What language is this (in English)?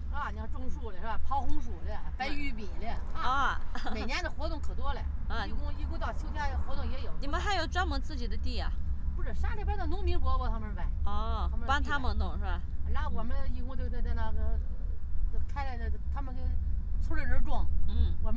Chinese